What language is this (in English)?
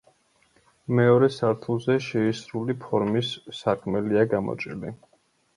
Georgian